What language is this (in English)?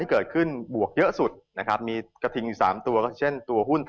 Thai